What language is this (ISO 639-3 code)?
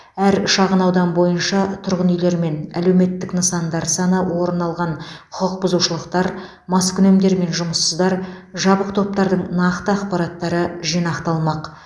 kaz